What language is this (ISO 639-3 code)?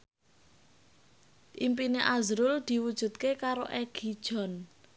jav